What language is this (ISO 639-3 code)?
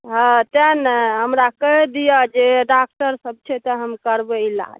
mai